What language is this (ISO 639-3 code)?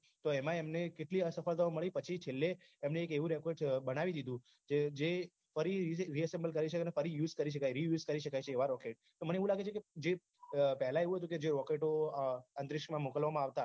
guj